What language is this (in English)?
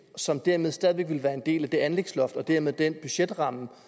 Danish